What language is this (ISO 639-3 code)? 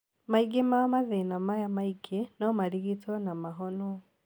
kik